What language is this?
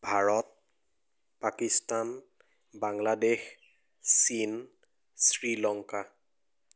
Assamese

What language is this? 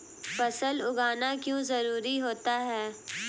Hindi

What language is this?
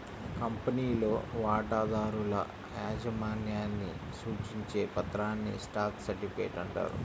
Telugu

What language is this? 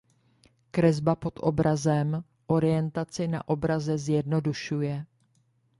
Czech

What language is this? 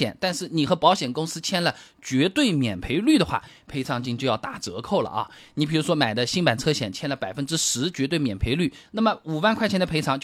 Chinese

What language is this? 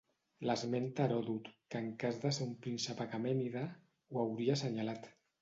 Catalan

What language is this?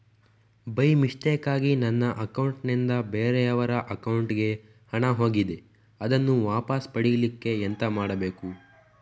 Kannada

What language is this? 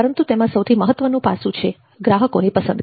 Gujarati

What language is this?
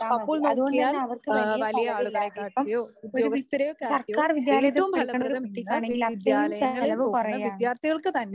Malayalam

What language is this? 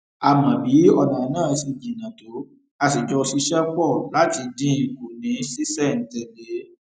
Yoruba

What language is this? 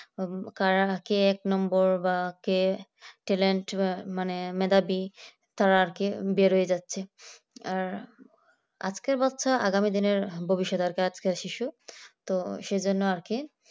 Bangla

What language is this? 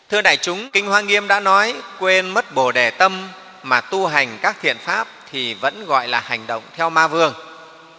Vietnamese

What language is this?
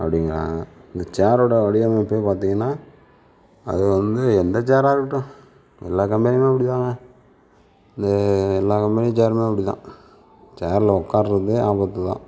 Tamil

